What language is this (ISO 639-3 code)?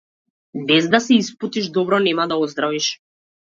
mkd